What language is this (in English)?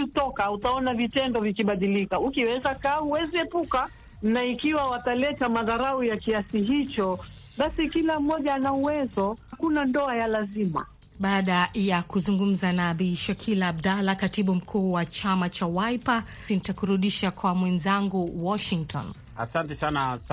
Swahili